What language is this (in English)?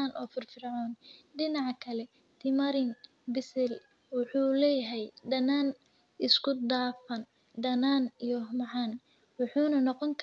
Somali